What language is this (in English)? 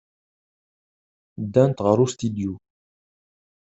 Kabyle